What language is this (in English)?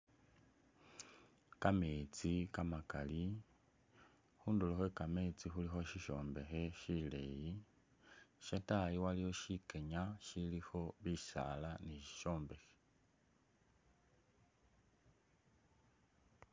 Masaaba